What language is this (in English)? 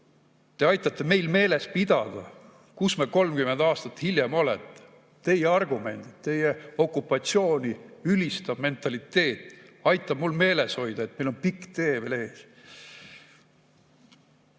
Estonian